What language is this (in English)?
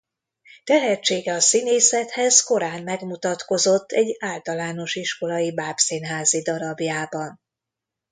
Hungarian